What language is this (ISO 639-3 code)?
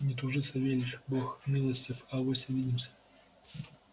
rus